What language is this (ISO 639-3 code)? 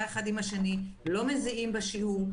heb